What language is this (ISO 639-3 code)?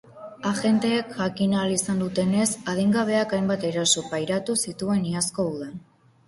eus